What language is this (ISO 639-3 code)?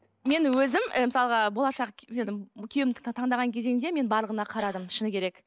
kaz